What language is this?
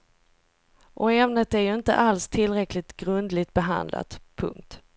Swedish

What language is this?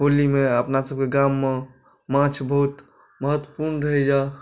Maithili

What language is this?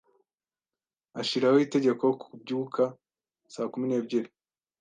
Kinyarwanda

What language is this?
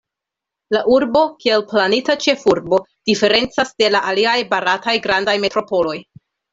Esperanto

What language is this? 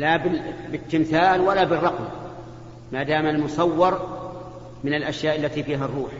Arabic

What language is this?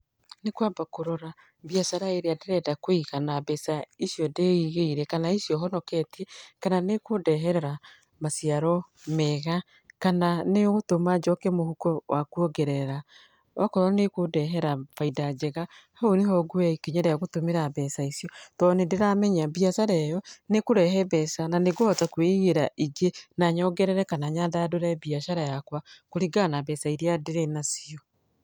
Kikuyu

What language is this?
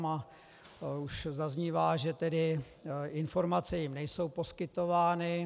Czech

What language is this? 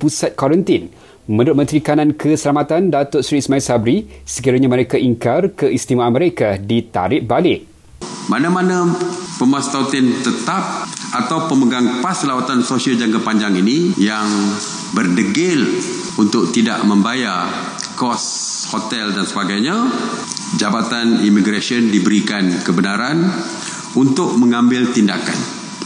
Malay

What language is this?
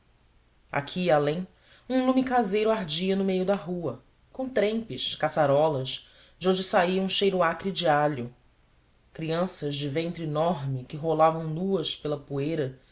Portuguese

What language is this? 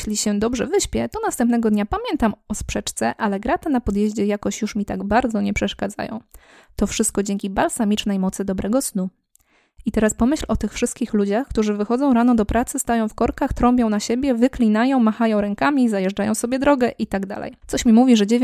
Polish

